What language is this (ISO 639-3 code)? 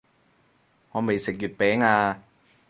yue